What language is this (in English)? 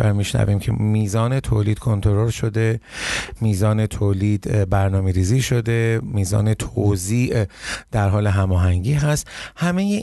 Persian